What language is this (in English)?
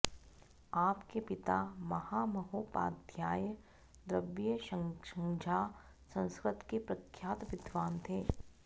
Sanskrit